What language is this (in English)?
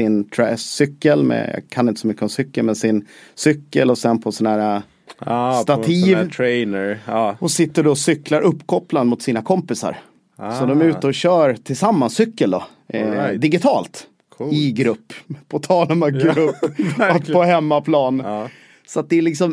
Swedish